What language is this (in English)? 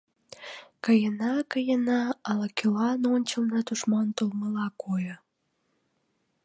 Mari